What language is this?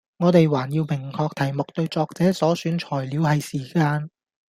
Cantonese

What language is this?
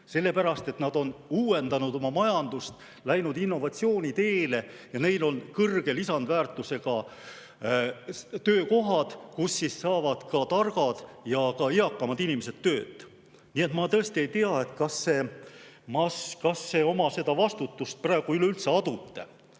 Estonian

